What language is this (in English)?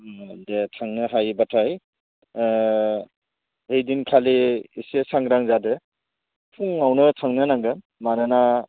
Bodo